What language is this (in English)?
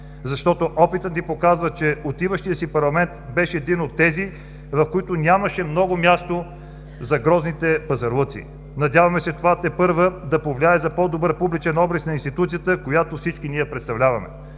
Bulgarian